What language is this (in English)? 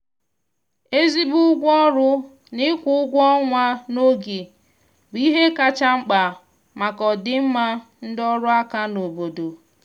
Igbo